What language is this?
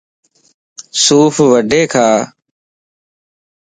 Lasi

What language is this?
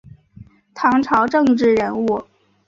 Chinese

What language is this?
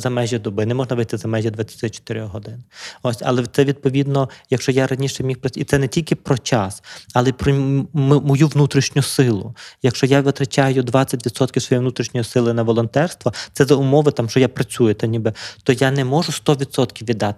Ukrainian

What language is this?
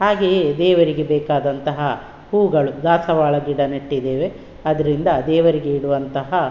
Kannada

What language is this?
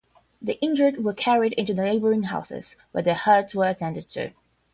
English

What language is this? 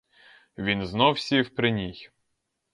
Ukrainian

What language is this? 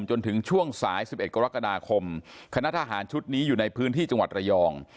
Thai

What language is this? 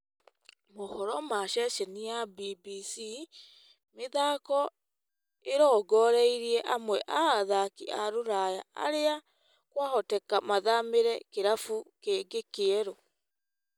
Kikuyu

